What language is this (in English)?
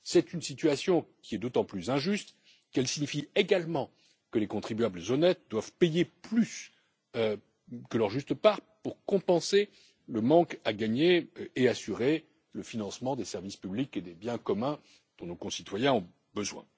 French